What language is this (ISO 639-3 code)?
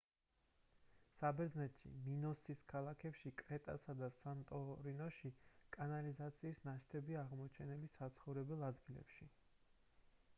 kat